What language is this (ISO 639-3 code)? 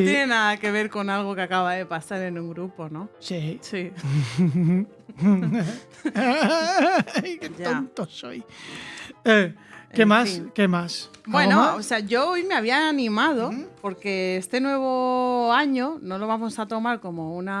spa